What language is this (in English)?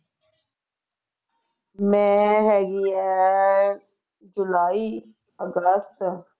Punjabi